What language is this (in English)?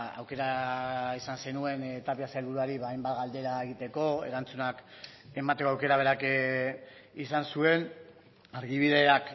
Basque